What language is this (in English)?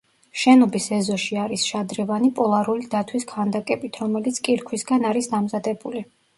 Georgian